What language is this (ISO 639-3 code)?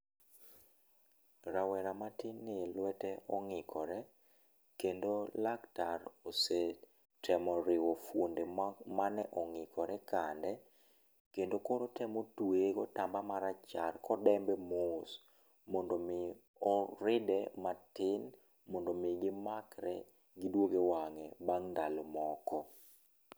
luo